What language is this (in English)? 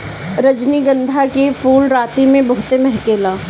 Bhojpuri